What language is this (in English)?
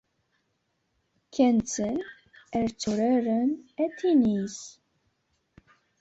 Kabyle